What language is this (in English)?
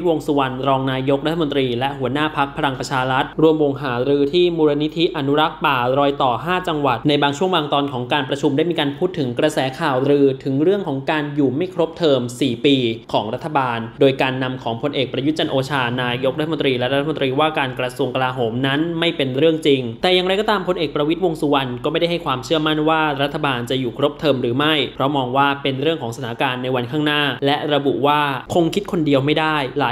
Thai